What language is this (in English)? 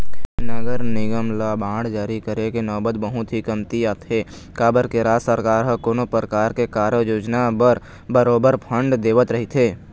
Chhattisgarhi